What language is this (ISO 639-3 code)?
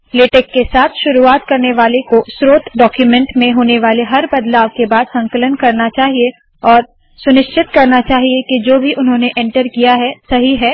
hin